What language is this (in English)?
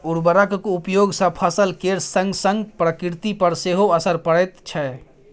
Maithili